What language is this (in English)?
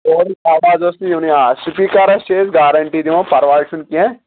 Kashmiri